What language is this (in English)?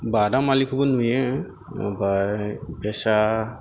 Bodo